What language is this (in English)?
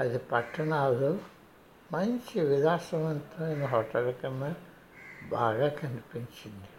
Telugu